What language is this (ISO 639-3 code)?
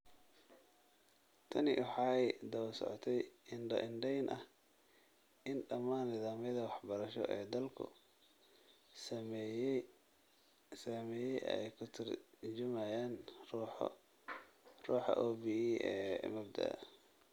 som